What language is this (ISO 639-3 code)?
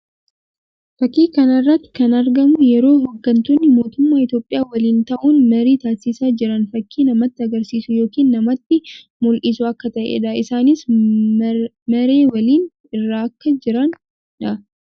orm